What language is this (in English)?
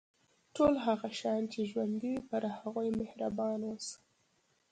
Pashto